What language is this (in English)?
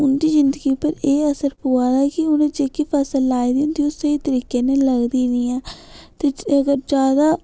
Dogri